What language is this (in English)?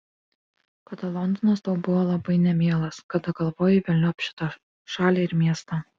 Lithuanian